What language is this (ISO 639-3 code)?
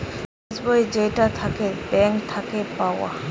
ben